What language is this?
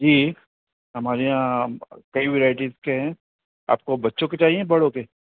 Urdu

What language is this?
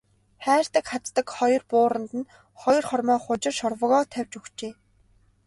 Mongolian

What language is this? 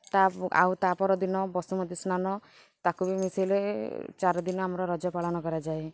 Odia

